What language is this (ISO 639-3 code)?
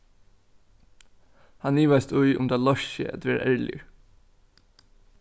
fao